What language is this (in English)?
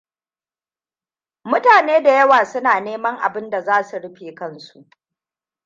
Hausa